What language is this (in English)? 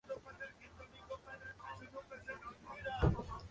Spanish